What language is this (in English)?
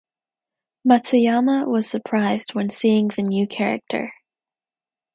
English